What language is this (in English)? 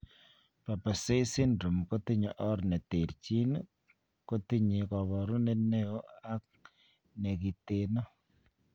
Kalenjin